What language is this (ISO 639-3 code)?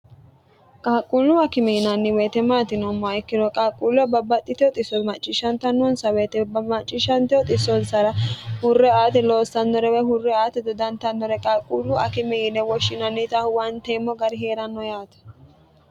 sid